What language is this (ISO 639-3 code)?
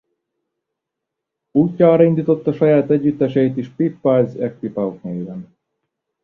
hun